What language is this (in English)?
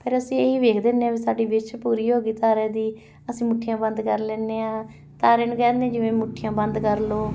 Punjabi